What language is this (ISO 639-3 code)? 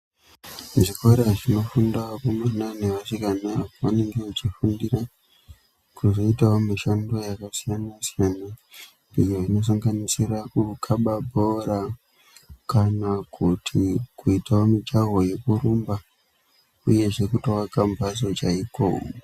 ndc